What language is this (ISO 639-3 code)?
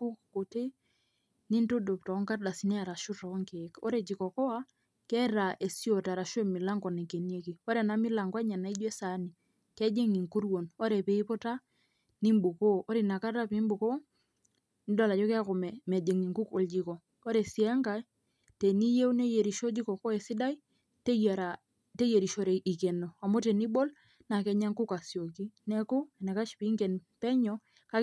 mas